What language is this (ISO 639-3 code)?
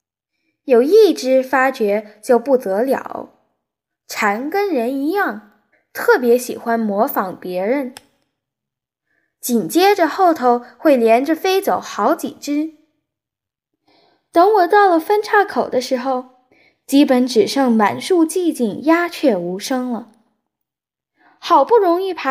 zho